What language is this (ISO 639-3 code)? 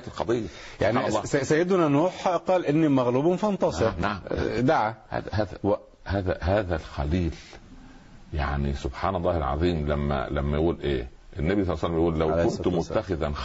ara